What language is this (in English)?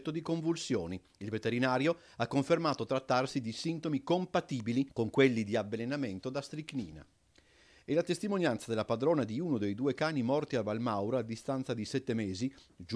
Italian